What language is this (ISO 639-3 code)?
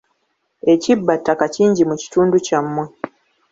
lug